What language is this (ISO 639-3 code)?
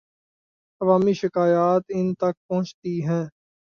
urd